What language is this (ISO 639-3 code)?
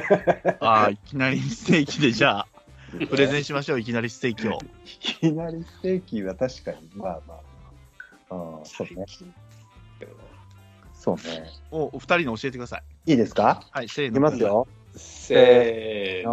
jpn